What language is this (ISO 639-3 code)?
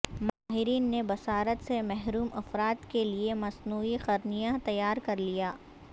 urd